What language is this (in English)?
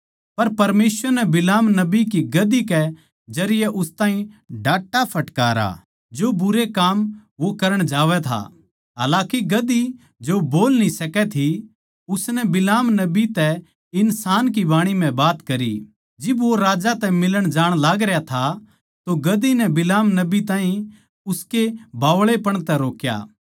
Haryanvi